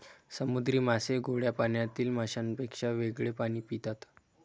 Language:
Marathi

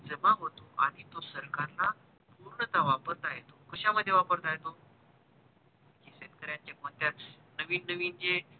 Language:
Marathi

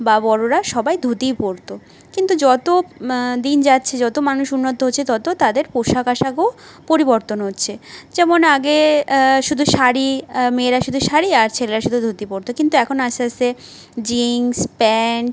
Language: Bangla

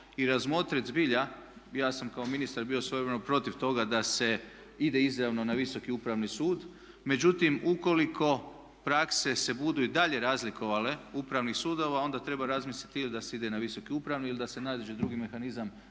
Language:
Croatian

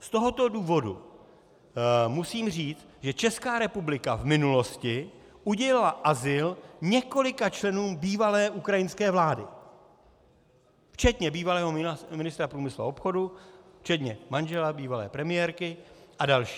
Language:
Czech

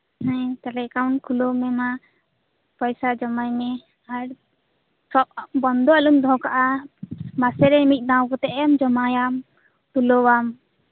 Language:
Santali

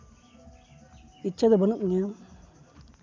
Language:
Santali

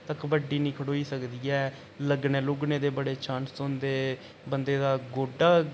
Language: Dogri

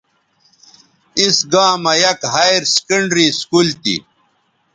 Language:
Bateri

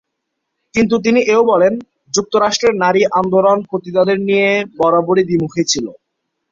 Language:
Bangla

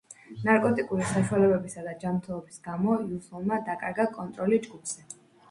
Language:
Georgian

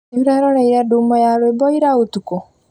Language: Kikuyu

